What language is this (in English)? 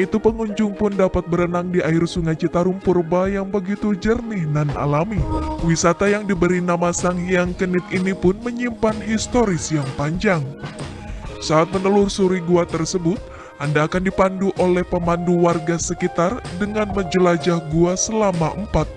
Indonesian